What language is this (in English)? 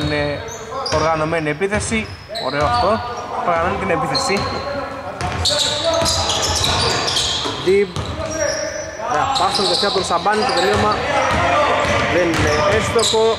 Greek